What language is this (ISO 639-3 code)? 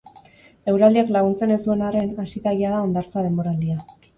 eus